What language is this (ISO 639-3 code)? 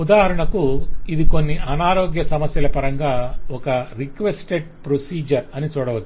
tel